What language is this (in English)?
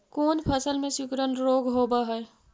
Magahi